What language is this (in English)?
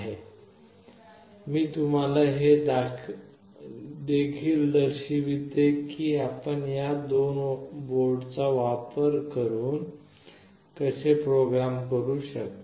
Marathi